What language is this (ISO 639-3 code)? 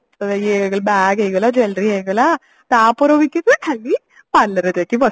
ori